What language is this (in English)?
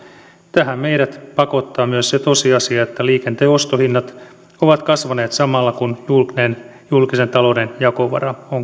Finnish